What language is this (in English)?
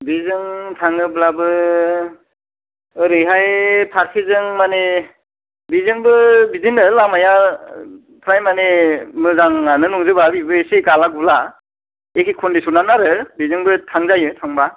Bodo